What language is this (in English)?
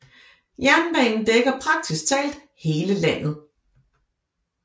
Danish